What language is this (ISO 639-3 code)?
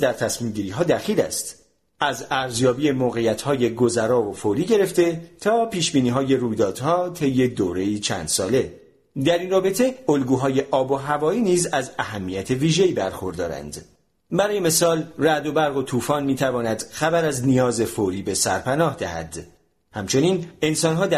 fas